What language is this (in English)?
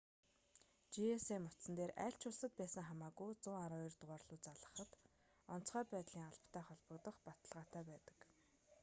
Mongolian